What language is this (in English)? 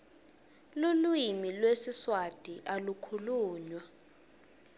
Swati